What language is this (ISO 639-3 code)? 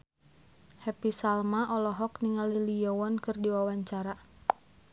sun